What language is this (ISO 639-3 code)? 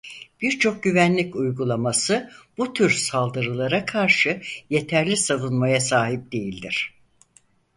tur